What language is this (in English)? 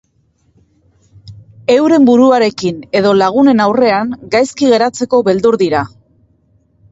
Basque